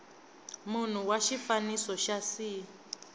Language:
Tsonga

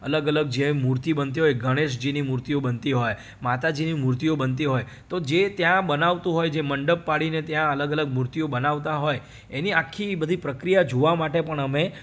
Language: Gujarati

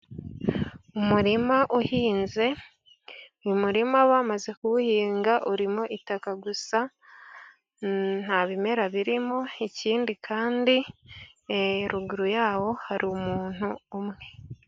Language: Kinyarwanda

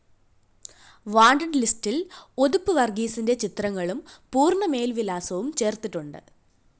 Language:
Malayalam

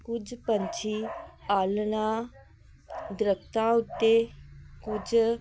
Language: Punjabi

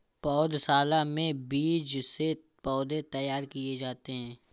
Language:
Hindi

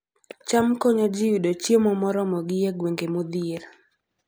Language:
Luo (Kenya and Tanzania)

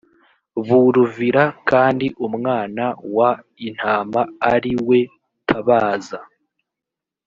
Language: Kinyarwanda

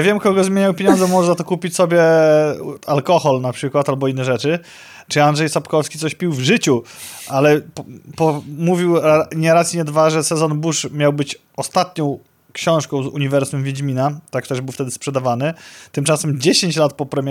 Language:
Polish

